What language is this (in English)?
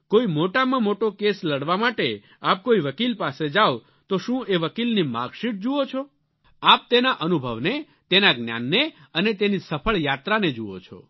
Gujarati